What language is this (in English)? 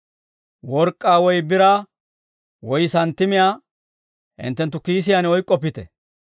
Dawro